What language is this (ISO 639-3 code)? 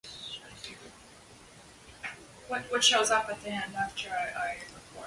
lav